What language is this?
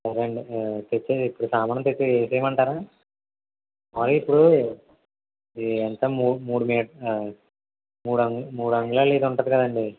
Telugu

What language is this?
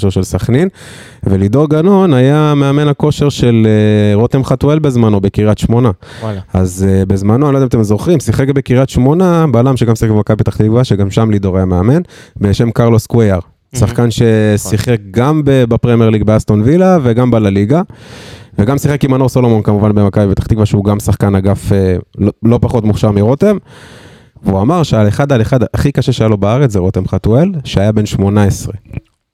Hebrew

